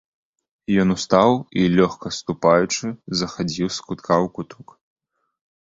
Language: Belarusian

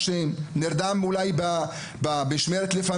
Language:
Hebrew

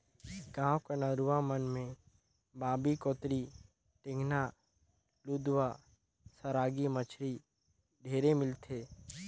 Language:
Chhattisgarhi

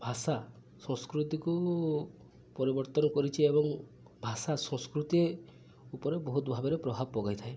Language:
Odia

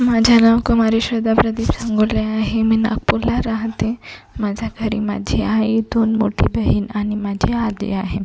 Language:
Marathi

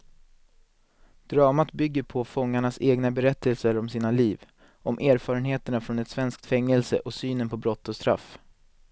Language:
Swedish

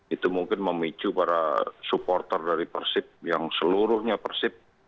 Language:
Indonesian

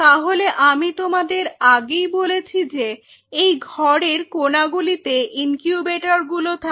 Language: Bangla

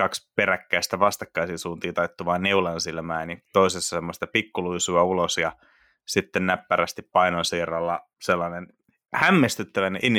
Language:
Finnish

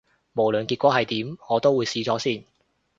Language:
Cantonese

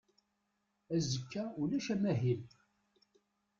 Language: Kabyle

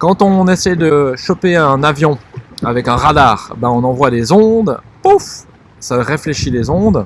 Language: French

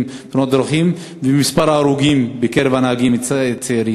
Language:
Hebrew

